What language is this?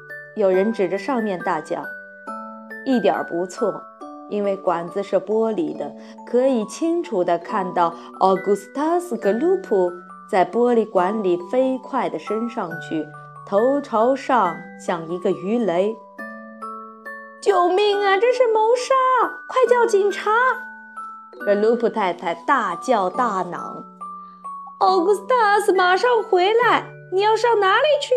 Chinese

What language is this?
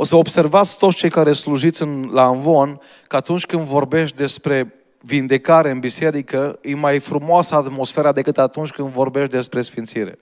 Romanian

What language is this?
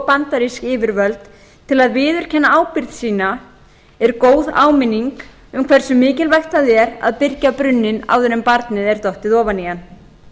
Icelandic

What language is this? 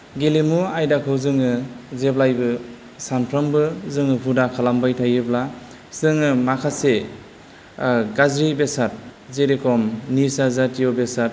Bodo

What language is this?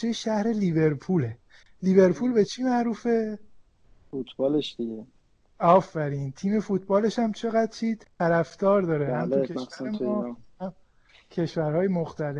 Persian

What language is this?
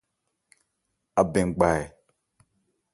Ebrié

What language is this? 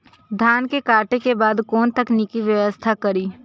Maithili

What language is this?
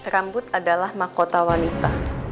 Indonesian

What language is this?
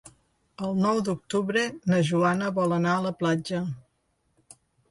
Catalan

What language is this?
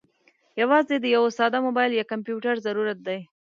Pashto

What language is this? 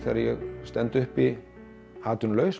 Icelandic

